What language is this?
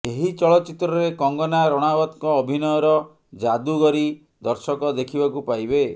Odia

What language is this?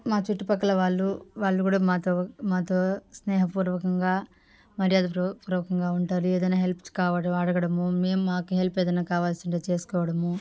Telugu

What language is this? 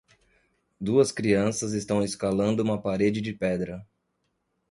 Portuguese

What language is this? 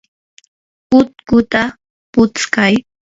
Yanahuanca Pasco Quechua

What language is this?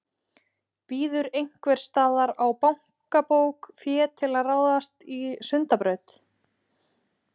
Icelandic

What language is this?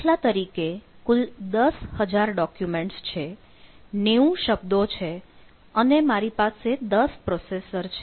Gujarati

